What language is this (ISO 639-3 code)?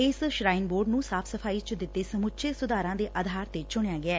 pan